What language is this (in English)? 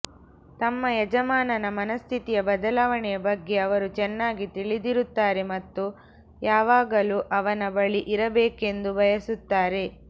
Kannada